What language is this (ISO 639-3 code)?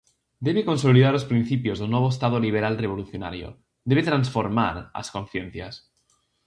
glg